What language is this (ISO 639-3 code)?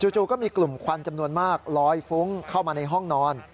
tha